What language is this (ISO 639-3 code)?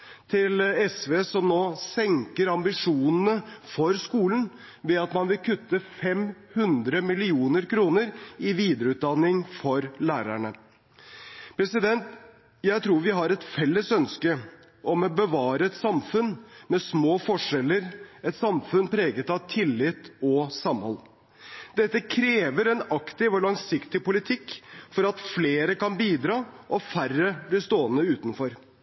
nob